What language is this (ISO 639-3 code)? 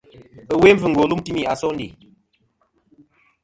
bkm